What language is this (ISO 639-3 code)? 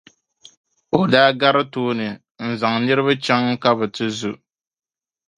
dag